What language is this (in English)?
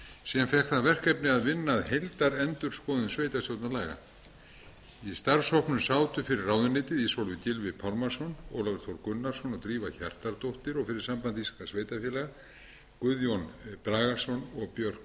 Icelandic